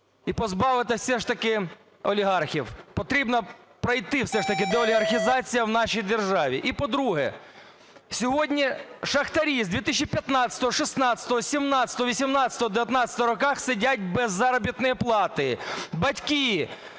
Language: Ukrainian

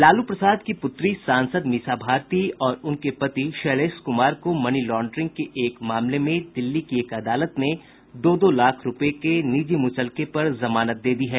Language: Hindi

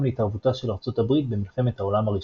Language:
Hebrew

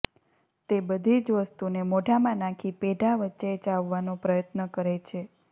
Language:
Gujarati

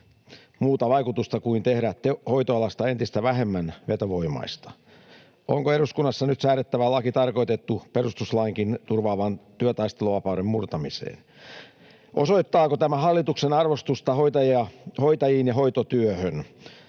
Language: Finnish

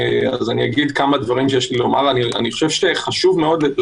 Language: Hebrew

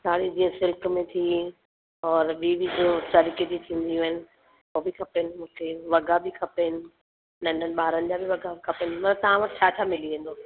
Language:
Sindhi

